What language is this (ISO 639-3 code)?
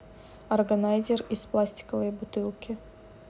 rus